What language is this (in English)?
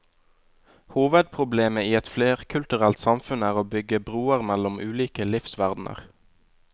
Norwegian